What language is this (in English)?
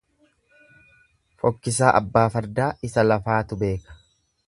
Oromo